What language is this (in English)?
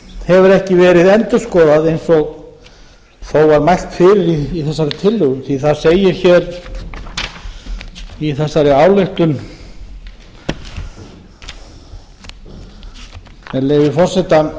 Icelandic